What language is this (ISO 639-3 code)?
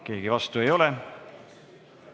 est